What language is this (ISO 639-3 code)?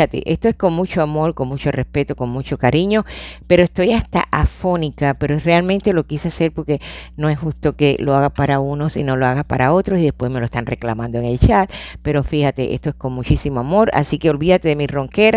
spa